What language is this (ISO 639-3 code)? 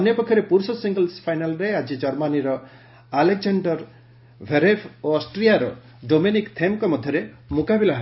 ori